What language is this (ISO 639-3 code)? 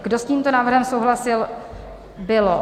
ces